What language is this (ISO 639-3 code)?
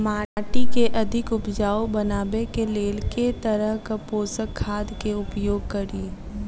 mai